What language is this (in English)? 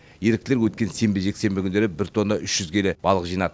Kazakh